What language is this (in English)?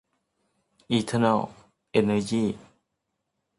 Thai